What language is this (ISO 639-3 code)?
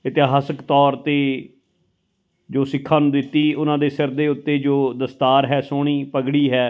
pan